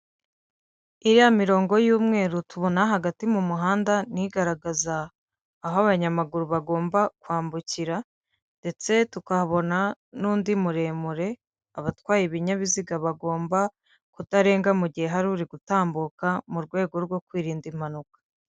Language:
Kinyarwanda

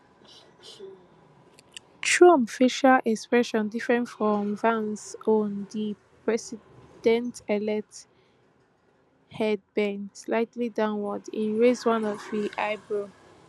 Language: Nigerian Pidgin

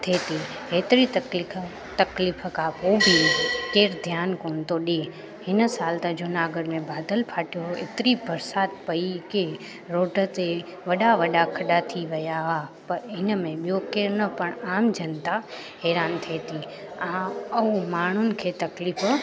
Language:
Sindhi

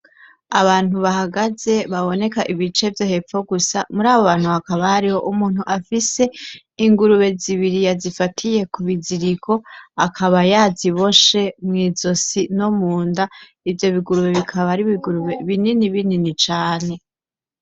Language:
Rundi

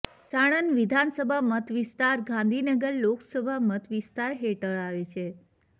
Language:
Gujarati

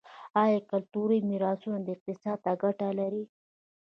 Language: Pashto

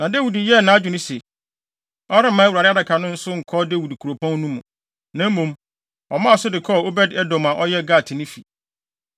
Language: Akan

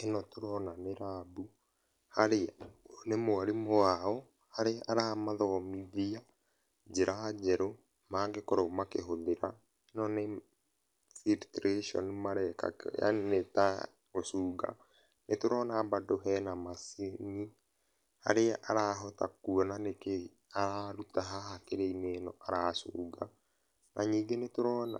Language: Kikuyu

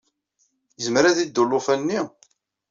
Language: Kabyle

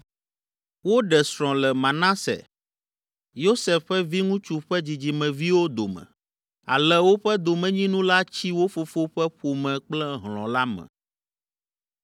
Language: Ewe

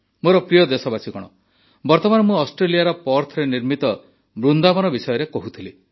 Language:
Odia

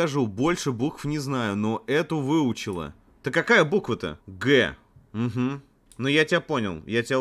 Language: Russian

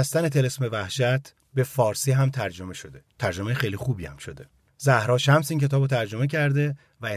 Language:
Persian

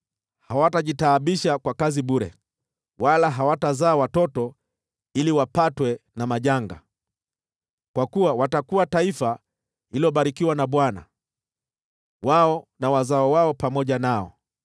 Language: Swahili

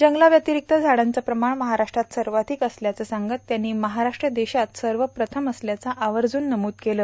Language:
Marathi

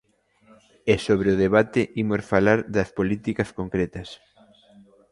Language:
Galician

